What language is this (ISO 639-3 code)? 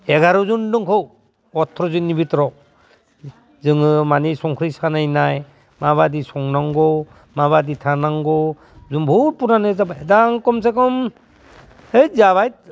brx